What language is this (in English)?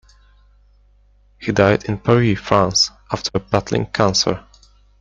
English